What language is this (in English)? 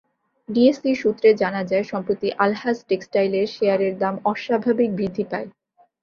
Bangla